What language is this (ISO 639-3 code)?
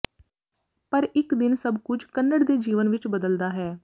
pan